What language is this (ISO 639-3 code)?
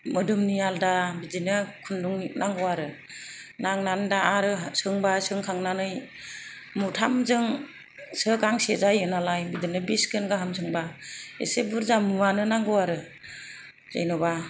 brx